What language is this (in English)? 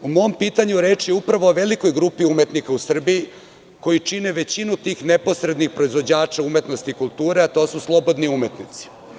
Serbian